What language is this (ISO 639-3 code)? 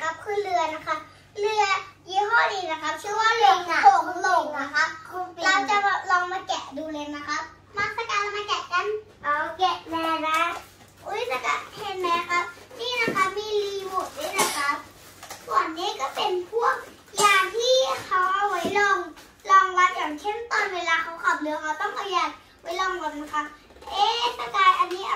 tha